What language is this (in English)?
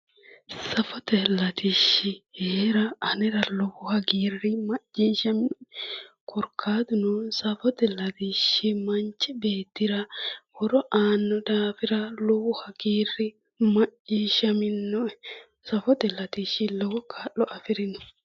Sidamo